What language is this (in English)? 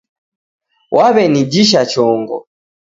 Taita